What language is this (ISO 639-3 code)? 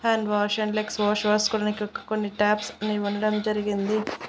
tel